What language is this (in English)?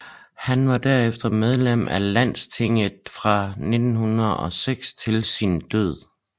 Danish